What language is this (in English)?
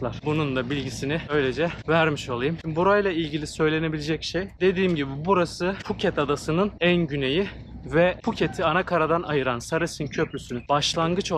Turkish